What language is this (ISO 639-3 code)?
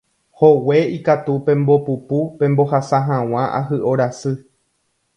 grn